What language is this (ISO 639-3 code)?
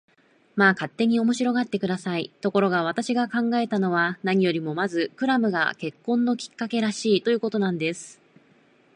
jpn